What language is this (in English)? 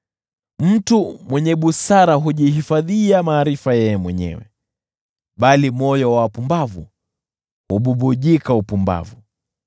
Swahili